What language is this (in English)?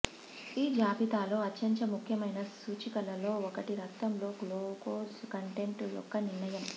Telugu